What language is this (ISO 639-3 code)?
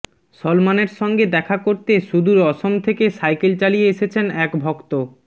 ben